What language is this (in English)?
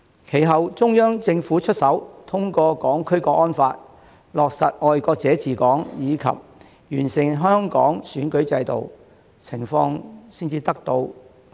Cantonese